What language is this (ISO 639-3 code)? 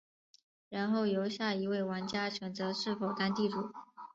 zho